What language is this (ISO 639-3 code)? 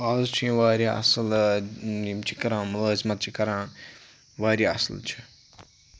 kas